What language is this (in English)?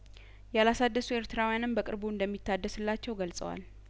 Amharic